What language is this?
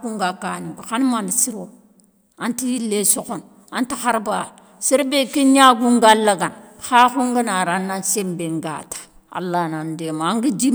Soninke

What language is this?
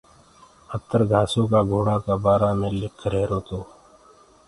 Gurgula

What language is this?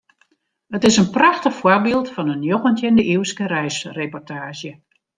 Western Frisian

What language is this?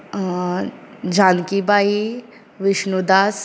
Konkani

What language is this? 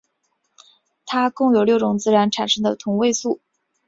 Chinese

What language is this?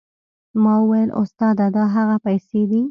Pashto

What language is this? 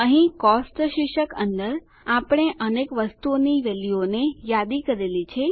Gujarati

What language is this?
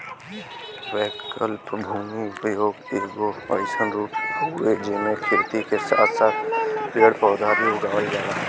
Bhojpuri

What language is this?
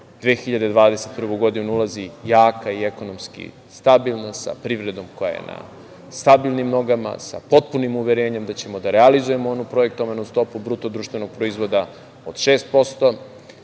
Serbian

